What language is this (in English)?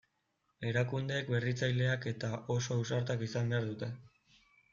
Basque